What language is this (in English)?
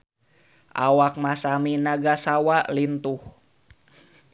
Sundanese